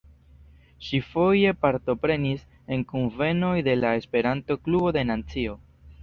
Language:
Esperanto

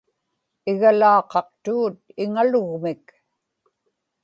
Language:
Inupiaq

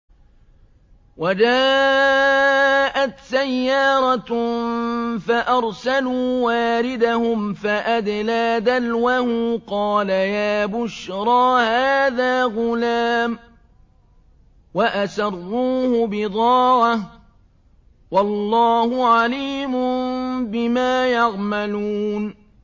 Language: Arabic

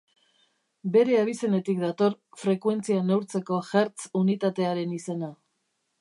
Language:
Basque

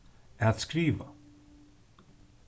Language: Faroese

